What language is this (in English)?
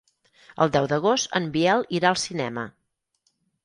Catalan